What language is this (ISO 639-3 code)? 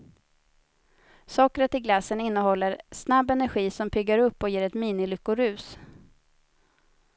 swe